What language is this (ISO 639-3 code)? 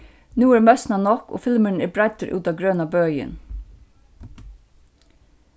fao